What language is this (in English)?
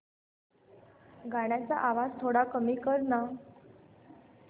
Marathi